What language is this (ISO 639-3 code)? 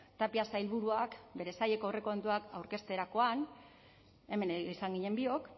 eus